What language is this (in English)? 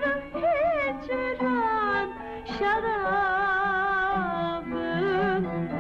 Romanian